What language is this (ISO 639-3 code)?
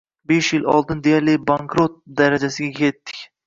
uzb